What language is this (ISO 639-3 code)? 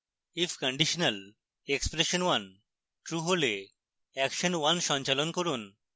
ben